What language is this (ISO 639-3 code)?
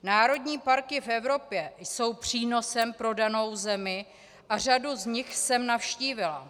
ces